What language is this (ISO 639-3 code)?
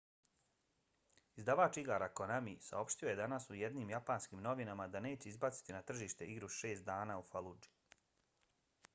bos